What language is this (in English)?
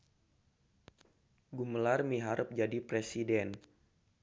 Sundanese